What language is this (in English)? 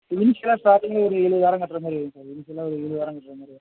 Tamil